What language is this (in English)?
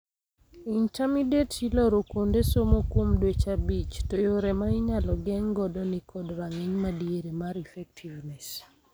Luo (Kenya and Tanzania)